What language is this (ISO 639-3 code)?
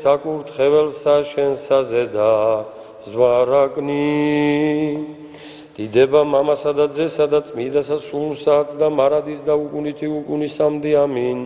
ron